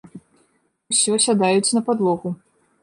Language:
Belarusian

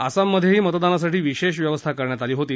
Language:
Marathi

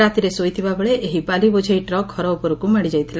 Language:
Odia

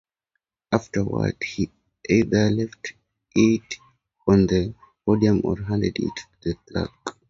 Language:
English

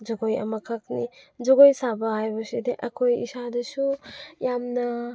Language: Manipuri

